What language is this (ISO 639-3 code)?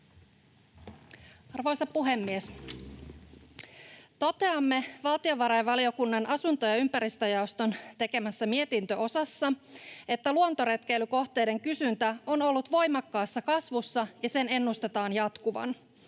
fin